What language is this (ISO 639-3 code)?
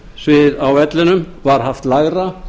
isl